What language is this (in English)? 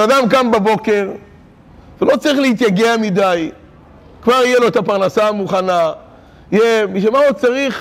Hebrew